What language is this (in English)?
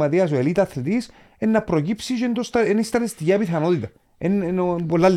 Greek